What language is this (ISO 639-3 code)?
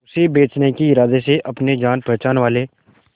hin